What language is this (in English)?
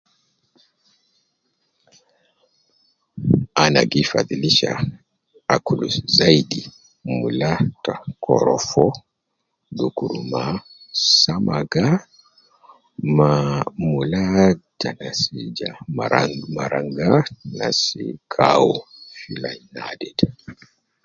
Nubi